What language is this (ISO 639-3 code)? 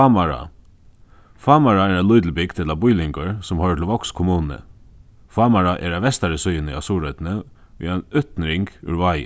fao